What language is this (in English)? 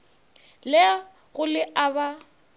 Northern Sotho